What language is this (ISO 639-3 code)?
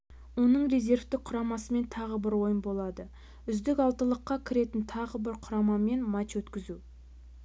kaz